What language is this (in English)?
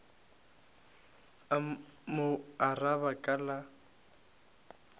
Northern Sotho